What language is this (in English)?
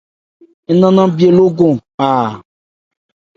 Ebrié